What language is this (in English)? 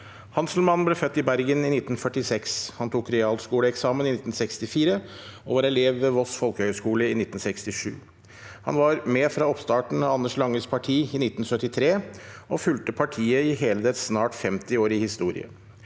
Norwegian